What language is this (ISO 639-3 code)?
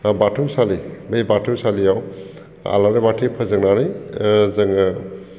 brx